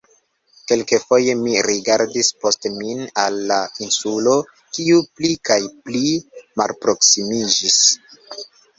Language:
Esperanto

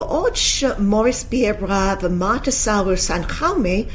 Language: Hebrew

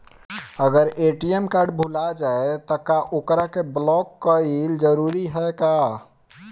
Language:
Bhojpuri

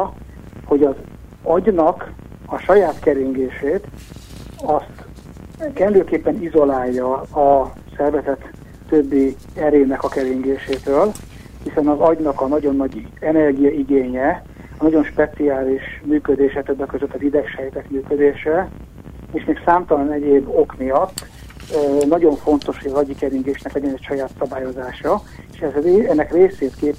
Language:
Hungarian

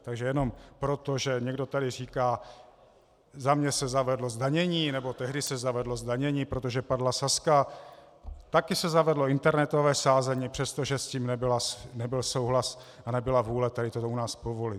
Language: Czech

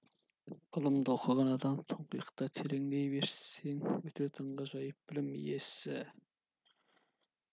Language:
Kazakh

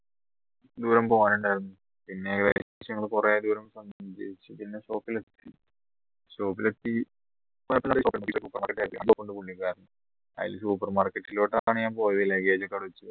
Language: Malayalam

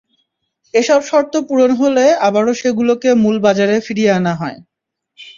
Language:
Bangla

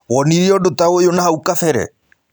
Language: Kikuyu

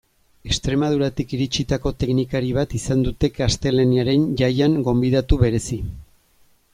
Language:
Basque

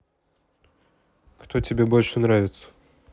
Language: Russian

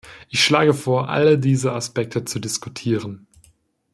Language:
German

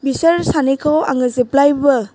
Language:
Bodo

